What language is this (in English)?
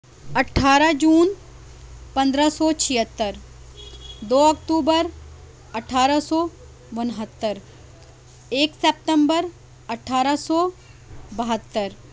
Urdu